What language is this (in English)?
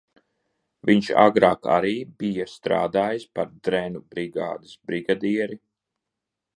Latvian